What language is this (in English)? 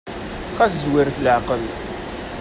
Kabyle